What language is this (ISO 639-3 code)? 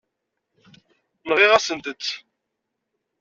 kab